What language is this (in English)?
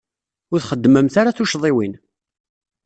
Kabyle